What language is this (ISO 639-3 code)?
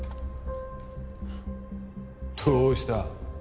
jpn